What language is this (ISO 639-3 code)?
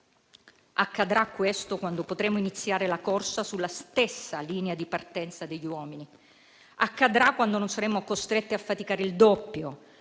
ita